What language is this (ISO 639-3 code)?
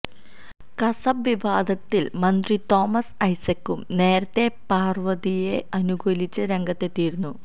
mal